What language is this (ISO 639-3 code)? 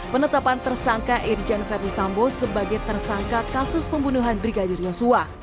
ind